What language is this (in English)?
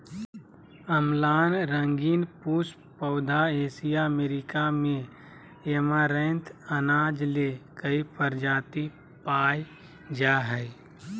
Magahi